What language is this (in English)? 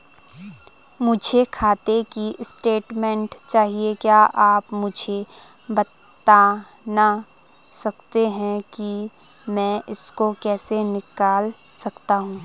Hindi